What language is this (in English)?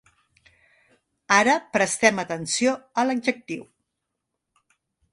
Catalan